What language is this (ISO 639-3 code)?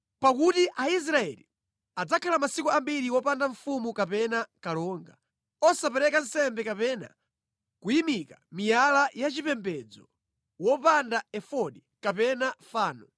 nya